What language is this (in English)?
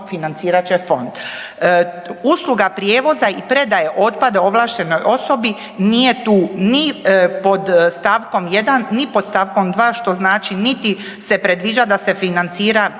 Croatian